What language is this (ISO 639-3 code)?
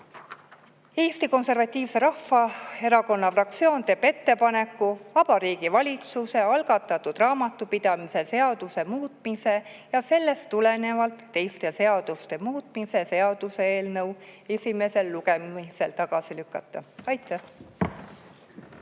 est